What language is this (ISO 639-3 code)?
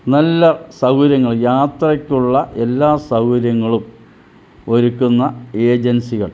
mal